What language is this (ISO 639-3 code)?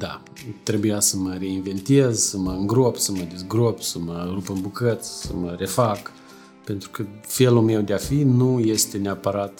ron